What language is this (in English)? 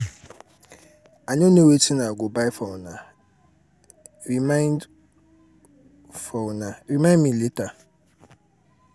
Nigerian Pidgin